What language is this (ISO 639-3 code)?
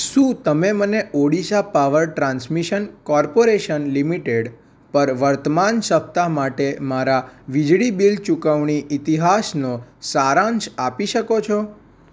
guj